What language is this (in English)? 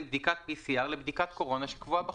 Hebrew